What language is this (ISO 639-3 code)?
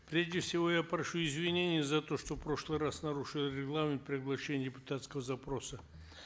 kaz